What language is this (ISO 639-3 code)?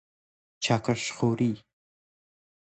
fas